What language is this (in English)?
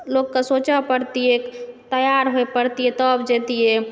Maithili